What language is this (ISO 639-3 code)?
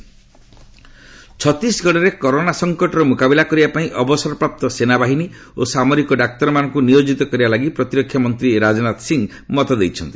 ori